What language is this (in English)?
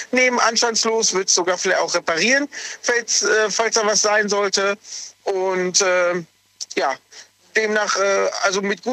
German